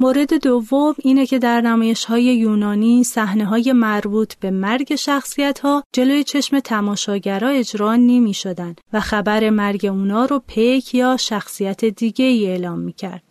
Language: Persian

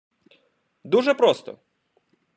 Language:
Ukrainian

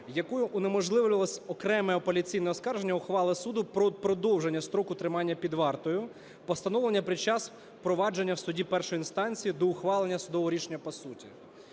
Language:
Ukrainian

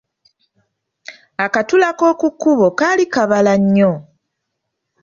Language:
Ganda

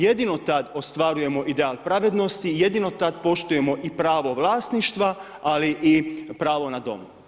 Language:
Croatian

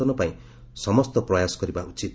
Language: Odia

